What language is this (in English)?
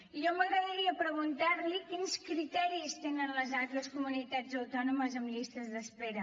Catalan